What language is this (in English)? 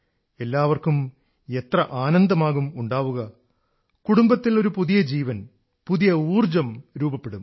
Malayalam